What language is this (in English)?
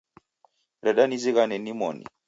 Taita